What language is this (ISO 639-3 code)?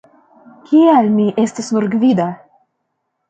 epo